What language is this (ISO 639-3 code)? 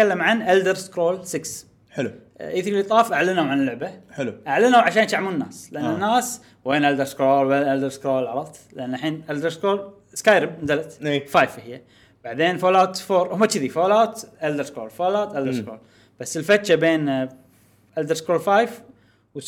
ara